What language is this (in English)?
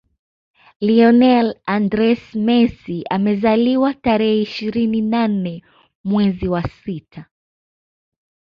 Swahili